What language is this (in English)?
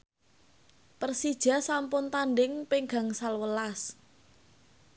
Javanese